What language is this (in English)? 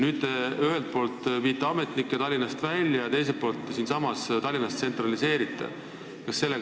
Estonian